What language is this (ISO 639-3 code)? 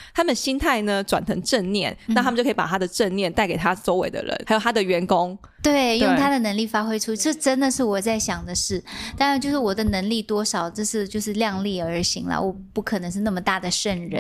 zho